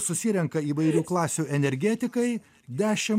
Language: Lithuanian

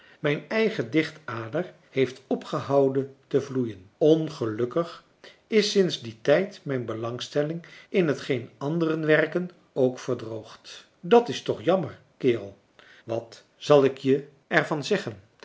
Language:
Dutch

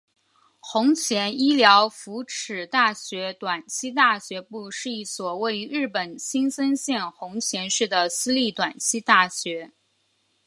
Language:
Chinese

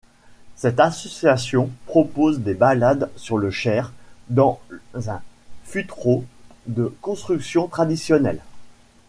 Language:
French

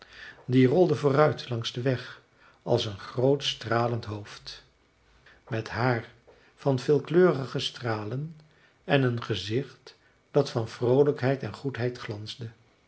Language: Dutch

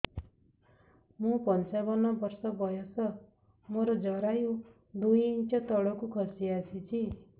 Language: Odia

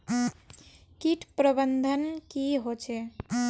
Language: Magahi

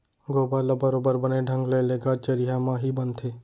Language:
Chhattisgarhi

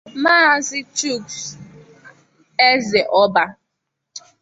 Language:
Igbo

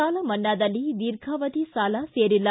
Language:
Kannada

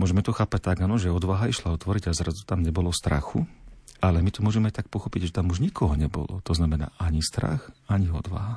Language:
Slovak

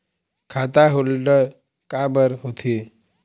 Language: Chhattisgarhi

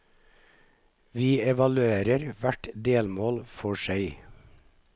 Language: Norwegian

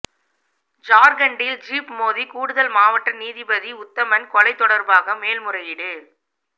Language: Tamil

